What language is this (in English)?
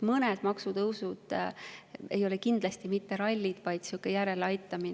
Estonian